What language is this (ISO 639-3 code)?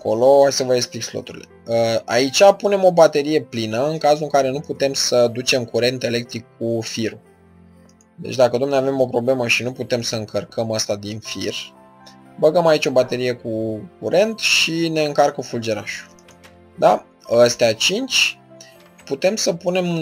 ron